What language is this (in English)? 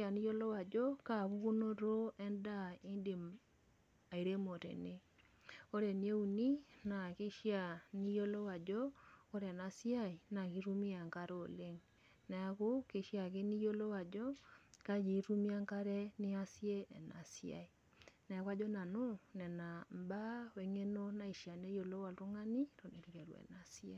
Masai